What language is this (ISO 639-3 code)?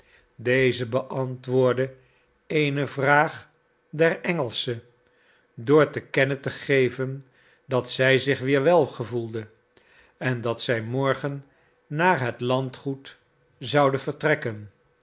nld